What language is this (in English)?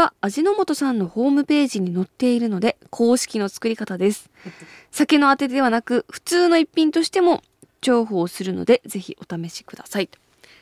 Japanese